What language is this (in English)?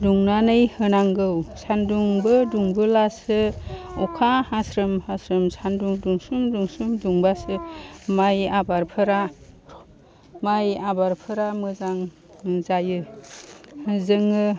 Bodo